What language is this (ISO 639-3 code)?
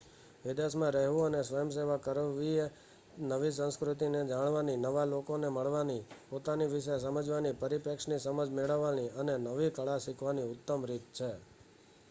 guj